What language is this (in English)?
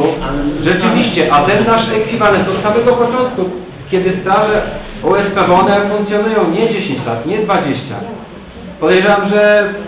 Polish